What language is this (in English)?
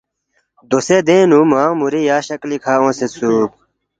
Balti